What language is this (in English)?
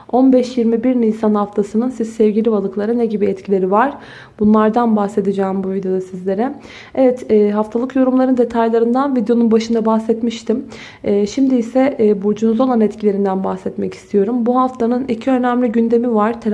Turkish